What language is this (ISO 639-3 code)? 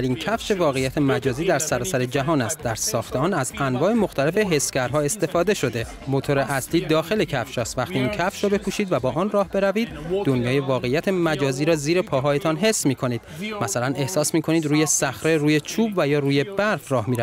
fas